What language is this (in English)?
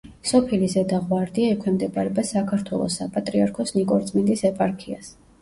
Georgian